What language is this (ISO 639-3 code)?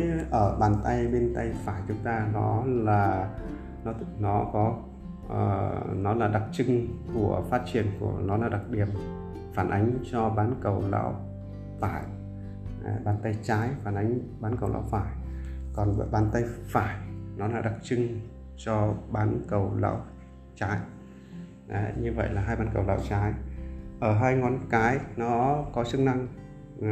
vie